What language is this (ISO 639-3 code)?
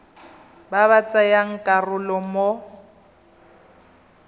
tsn